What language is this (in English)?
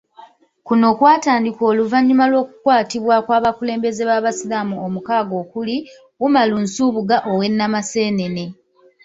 Ganda